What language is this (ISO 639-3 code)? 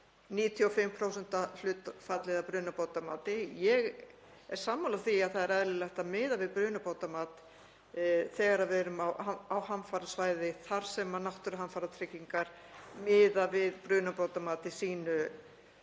isl